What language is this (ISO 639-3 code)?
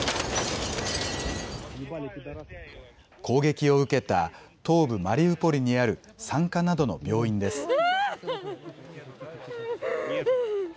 jpn